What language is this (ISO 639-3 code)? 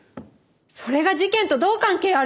jpn